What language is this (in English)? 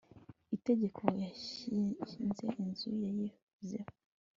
Kinyarwanda